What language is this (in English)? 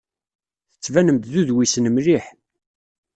Kabyle